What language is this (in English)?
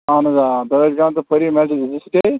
Kashmiri